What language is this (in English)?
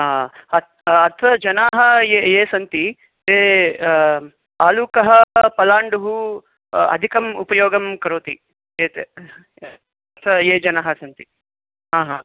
Sanskrit